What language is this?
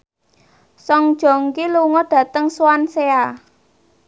Javanese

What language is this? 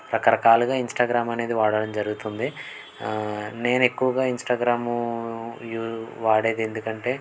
Telugu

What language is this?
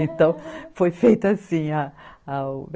Portuguese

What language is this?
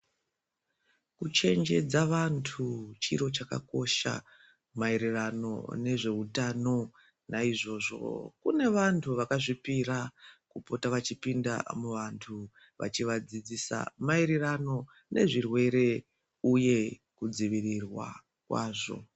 Ndau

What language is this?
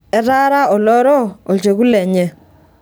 Masai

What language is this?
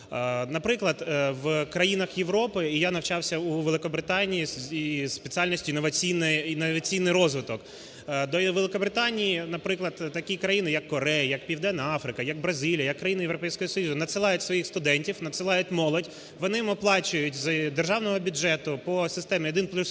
Ukrainian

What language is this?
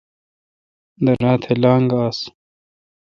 Kalkoti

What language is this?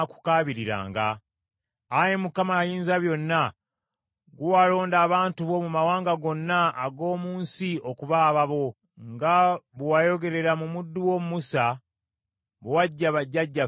Ganda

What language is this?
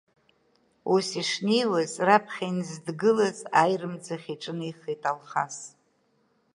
Abkhazian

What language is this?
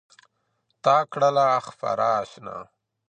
Pashto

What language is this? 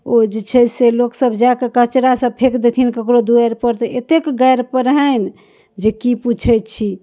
Maithili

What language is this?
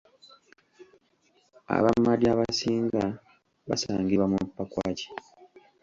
Ganda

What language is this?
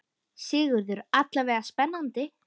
Icelandic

